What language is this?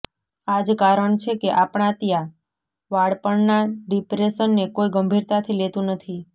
Gujarati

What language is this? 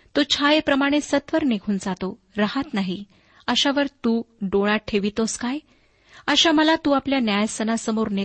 Marathi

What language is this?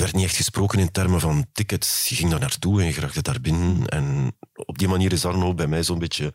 Dutch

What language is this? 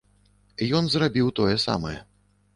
Belarusian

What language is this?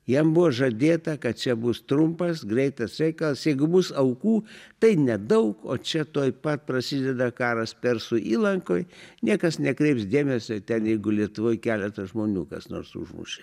Lithuanian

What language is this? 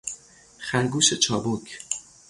Persian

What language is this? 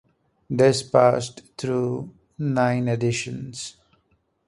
English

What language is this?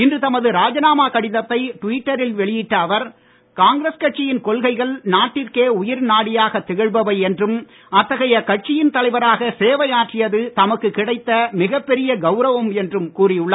Tamil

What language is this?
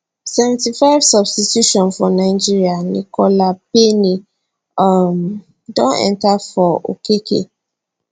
Nigerian Pidgin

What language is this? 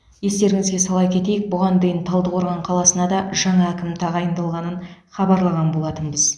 Kazakh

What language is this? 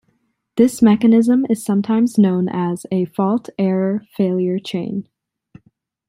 English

